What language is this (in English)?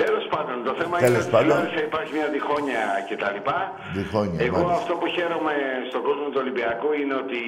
Greek